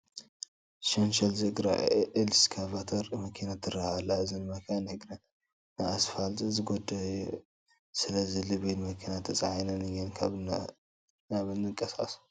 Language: Tigrinya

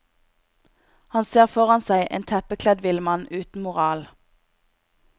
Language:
Norwegian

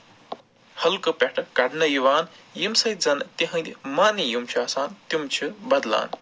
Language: Kashmiri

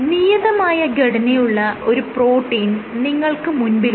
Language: Malayalam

